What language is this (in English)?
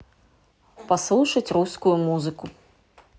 Russian